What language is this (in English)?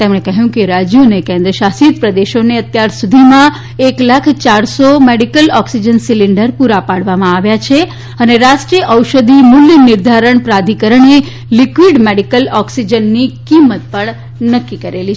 Gujarati